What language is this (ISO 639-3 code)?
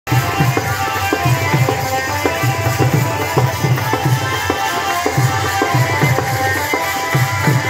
tha